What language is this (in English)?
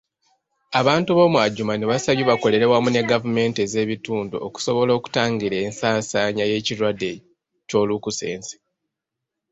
Ganda